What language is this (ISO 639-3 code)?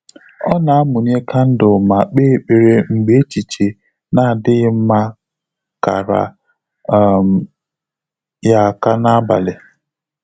ibo